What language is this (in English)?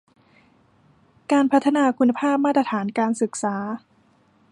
Thai